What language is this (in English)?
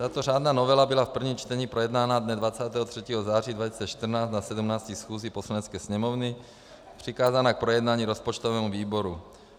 Czech